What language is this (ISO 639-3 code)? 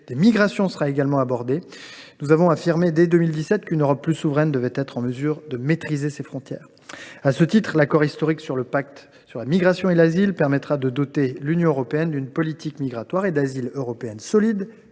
fra